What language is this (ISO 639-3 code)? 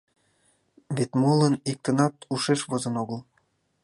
chm